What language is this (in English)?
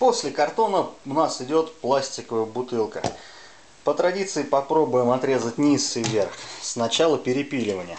Russian